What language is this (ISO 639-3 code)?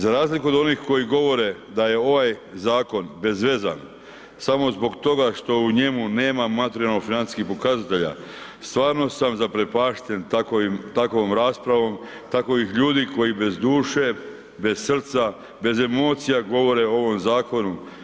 hrv